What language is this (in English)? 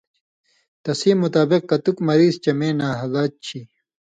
Indus Kohistani